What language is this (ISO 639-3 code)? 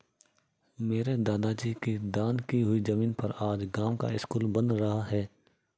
hin